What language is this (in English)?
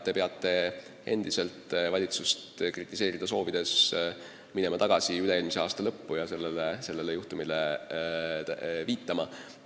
Estonian